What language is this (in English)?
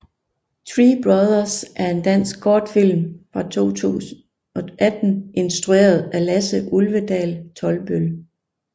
Danish